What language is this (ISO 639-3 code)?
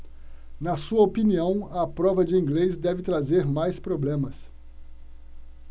por